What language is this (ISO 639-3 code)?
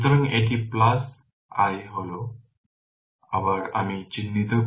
ben